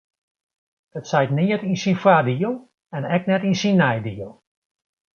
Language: Western Frisian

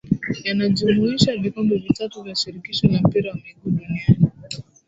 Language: Swahili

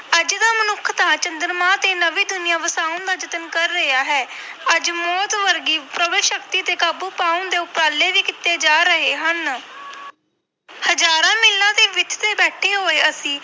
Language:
Punjabi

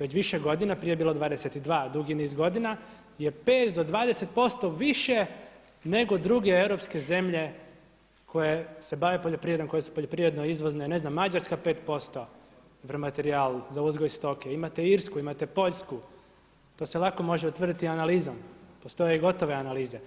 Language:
Croatian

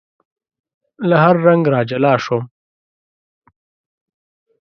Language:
Pashto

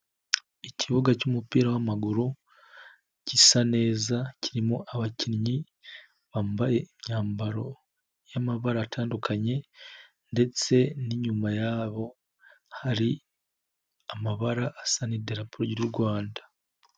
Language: Kinyarwanda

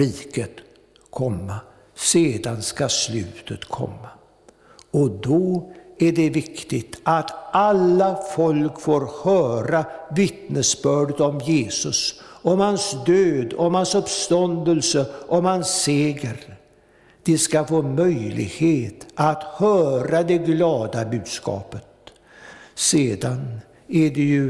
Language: Swedish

